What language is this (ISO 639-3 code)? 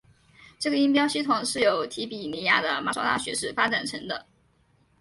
zho